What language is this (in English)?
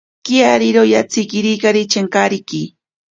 Ashéninka Perené